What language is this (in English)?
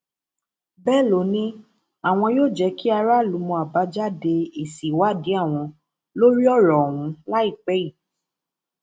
Yoruba